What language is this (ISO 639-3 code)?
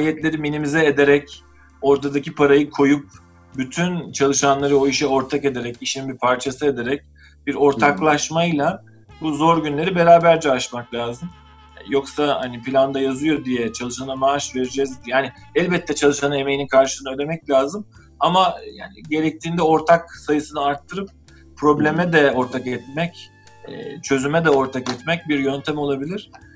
tur